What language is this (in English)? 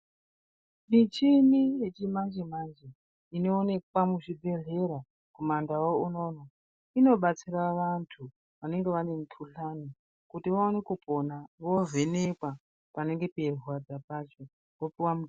Ndau